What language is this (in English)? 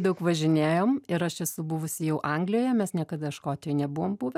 Lithuanian